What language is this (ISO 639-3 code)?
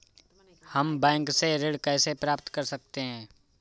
hin